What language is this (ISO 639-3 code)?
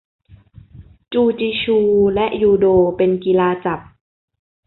tha